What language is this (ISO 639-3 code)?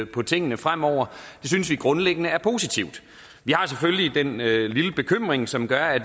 dan